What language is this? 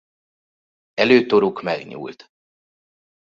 Hungarian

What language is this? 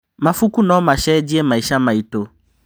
Kikuyu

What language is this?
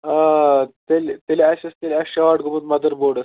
Kashmiri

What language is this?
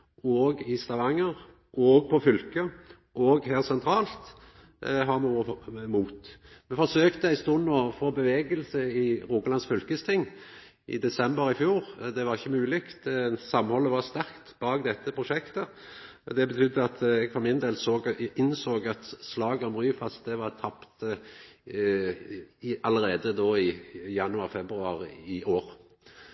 Norwegian Nynorsk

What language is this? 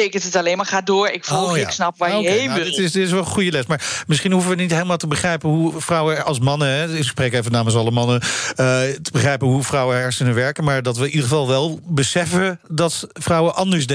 Dutch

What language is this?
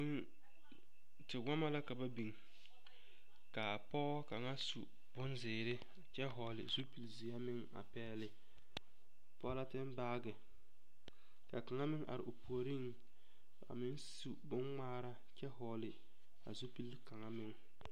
Southern Dagaare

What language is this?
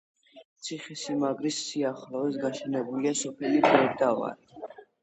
Georgian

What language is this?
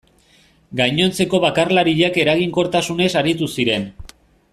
Basque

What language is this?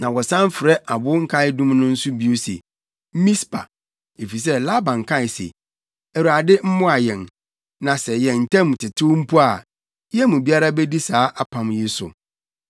Akan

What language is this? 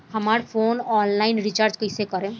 Bhojpuri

